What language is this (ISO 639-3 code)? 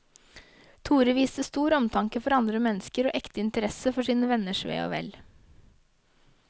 nor